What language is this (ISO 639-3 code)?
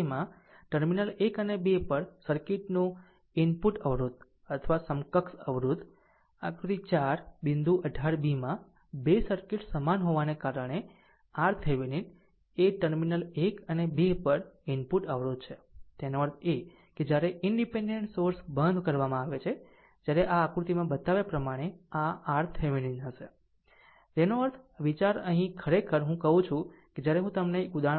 guj